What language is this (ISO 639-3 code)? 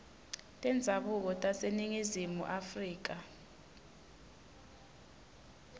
ssw